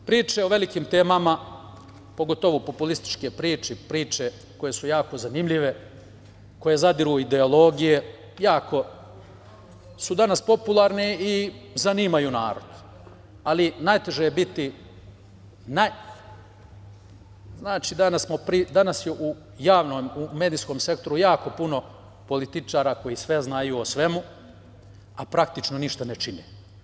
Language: Serbian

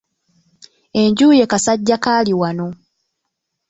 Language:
Ganda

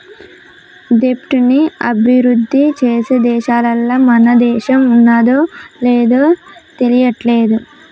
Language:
Telugu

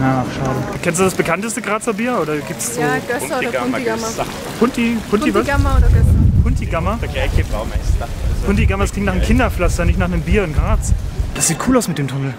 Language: German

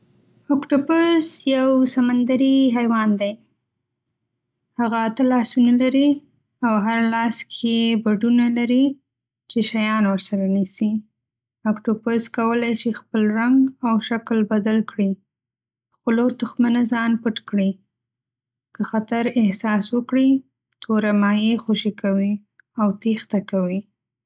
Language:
Pashto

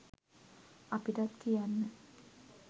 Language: Sinhala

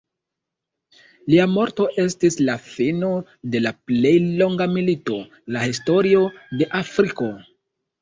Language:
Esperanto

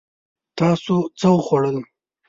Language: Pashto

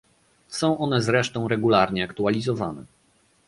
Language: Polish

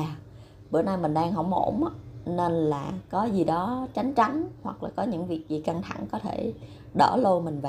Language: Vietnamese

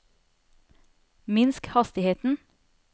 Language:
Norwegian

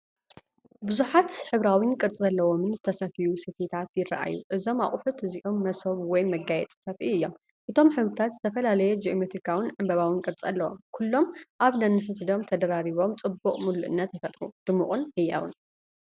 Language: Tigrinya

